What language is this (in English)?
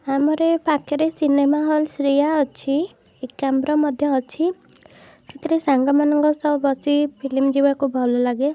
Odia